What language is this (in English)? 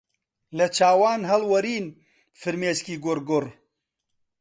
Central Kurdish